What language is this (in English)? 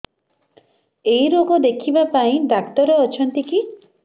Odia